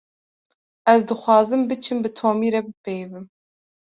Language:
Kurdish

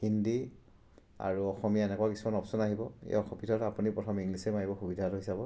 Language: Assamese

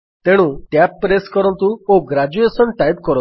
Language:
Odia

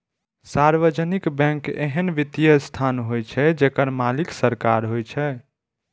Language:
Maithili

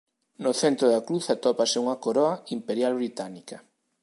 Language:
Galician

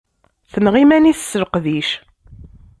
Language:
Kabyle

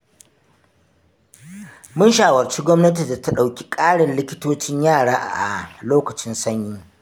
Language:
Hausa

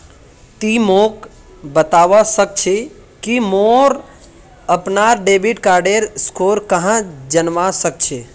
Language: Magahi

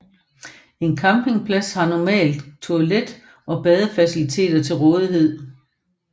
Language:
Danish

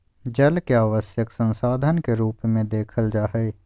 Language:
Magahi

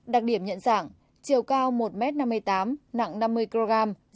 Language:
Vietnamese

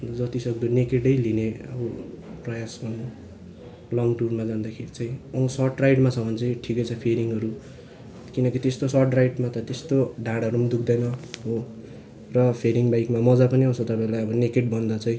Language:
Nepali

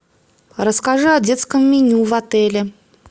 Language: Russian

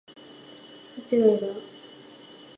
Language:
Japanese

